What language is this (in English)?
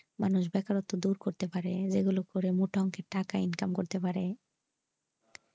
Bangla